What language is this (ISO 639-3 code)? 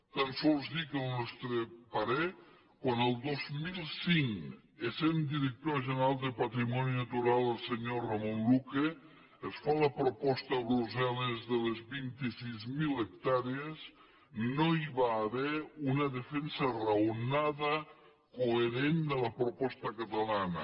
cat